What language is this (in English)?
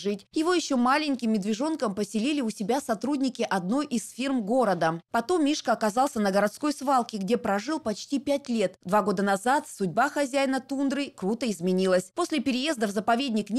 Russian